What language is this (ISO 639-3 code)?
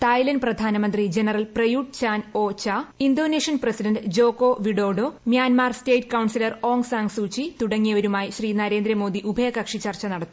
mal